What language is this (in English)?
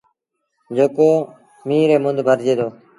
Sindhi Bhil